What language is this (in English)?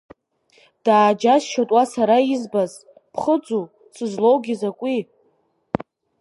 Abkhazian